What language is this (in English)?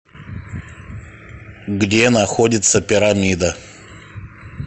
Russian